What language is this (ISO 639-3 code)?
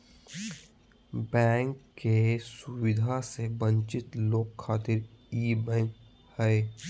mag